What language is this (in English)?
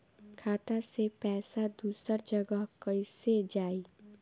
Bhojpuri